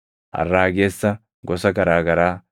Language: Oromo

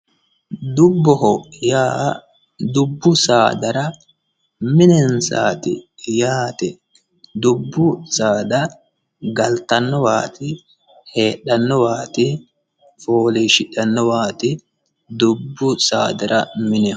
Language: Sidamo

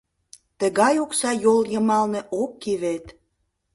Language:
Mari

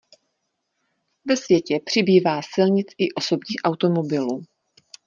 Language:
Czech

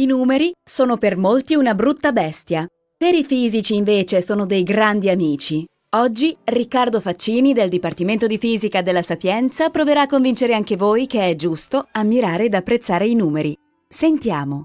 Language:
Italian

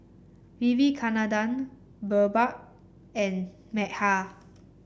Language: English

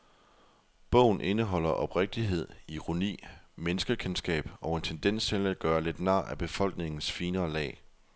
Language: Danish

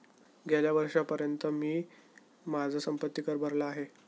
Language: Marathi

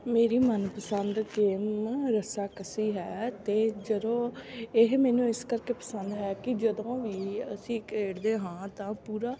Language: Punjabi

